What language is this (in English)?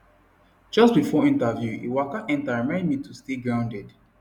Nigerian Pidgin